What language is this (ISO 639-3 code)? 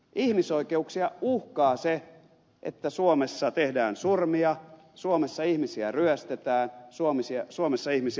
fin